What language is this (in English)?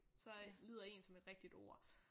Danish